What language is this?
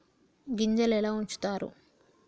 Telugu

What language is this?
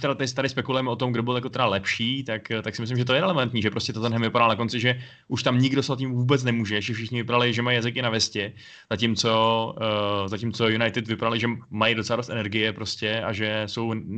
Czech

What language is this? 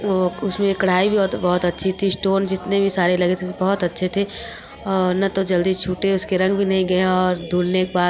Hindi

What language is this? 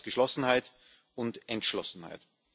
German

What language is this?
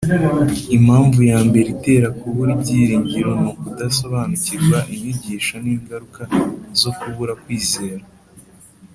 Kinyarwanda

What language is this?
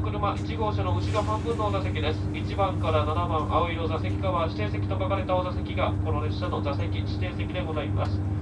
Japanese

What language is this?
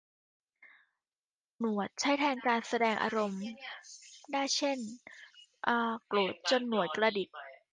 Thai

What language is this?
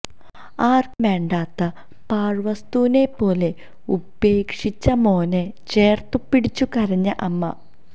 Malayalam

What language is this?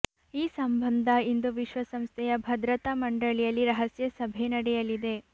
Kannada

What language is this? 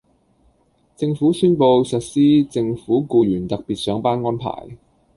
Cantonese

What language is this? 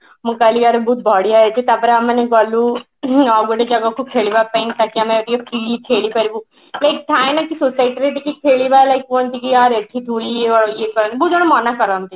Odia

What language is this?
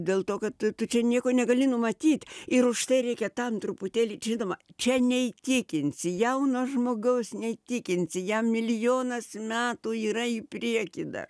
Lithuanian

